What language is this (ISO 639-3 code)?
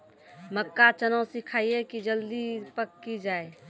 mai